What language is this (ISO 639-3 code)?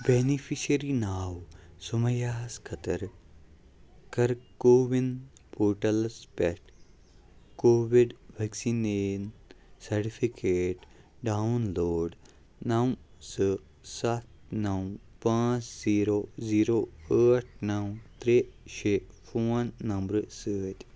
kas